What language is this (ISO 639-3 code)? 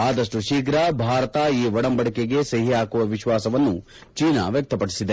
kan